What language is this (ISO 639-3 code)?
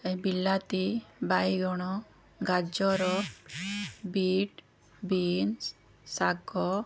ori